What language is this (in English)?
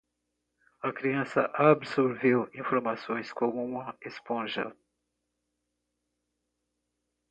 Portuguese